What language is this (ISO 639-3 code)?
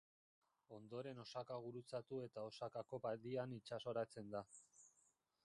eus